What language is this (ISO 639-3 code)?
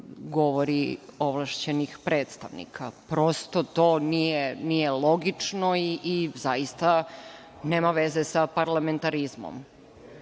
srp